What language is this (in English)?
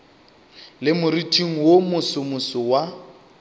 Northern Sotho